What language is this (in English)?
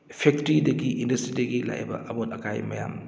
Manipuri